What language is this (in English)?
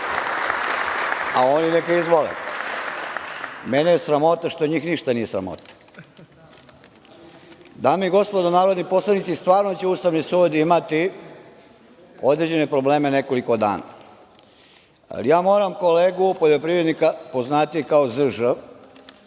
Serbian